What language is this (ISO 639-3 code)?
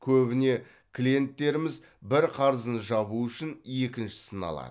kaz